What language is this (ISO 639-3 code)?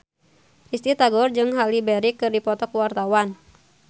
sun